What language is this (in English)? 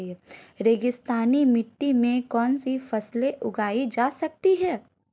Hindi